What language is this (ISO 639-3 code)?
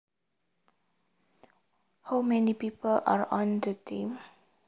jav